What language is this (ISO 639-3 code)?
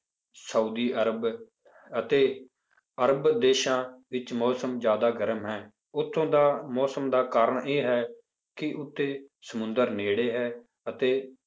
pan